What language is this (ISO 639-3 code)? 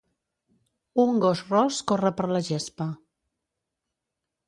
cat